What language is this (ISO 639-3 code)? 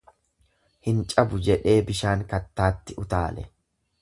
orm